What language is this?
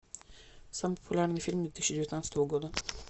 Russian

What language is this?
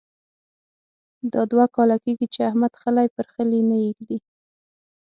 Pashto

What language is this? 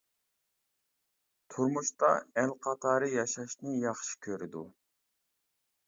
Uyghur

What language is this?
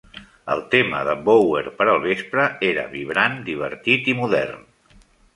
Catalan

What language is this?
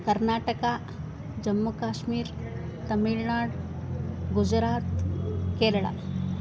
Sanskrit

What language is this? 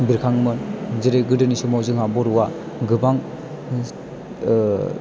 Bodo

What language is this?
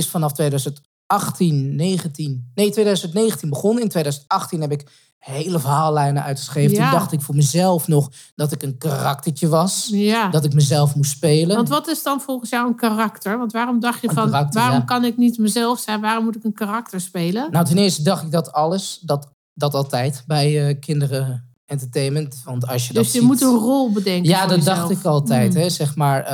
Dutch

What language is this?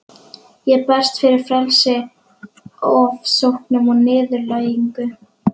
Icelandic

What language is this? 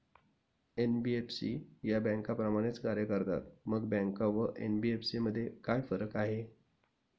Marathi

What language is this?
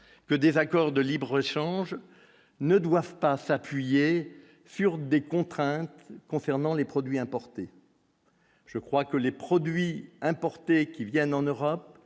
French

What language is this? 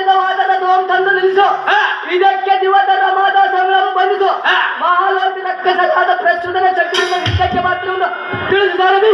Kannada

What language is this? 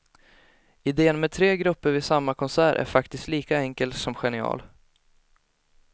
Swedish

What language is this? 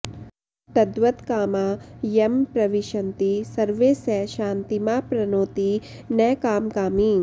Sanskrit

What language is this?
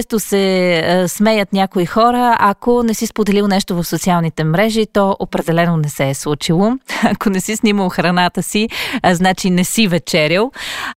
Bulgarian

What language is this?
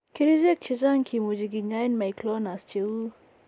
Kalenjin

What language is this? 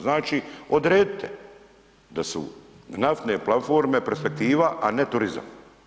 Croatian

